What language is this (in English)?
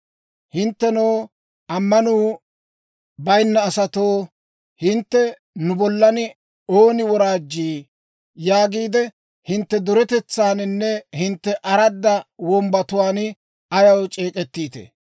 Dawro